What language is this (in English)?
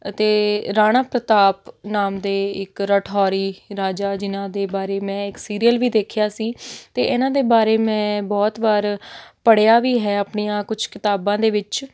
Punjabi